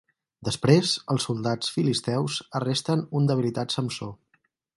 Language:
Catalan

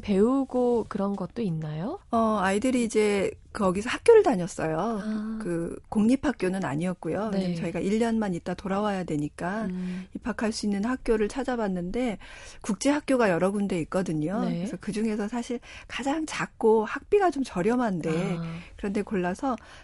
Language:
Korean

